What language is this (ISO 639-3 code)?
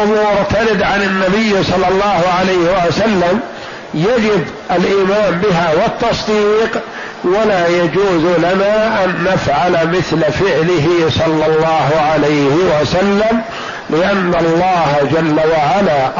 ara